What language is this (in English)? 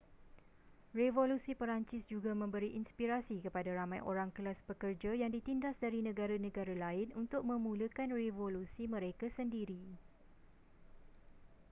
Malay